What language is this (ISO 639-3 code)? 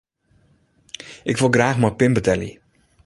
fry